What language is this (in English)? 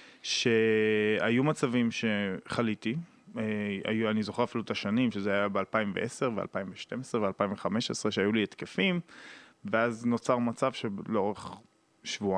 Hebrew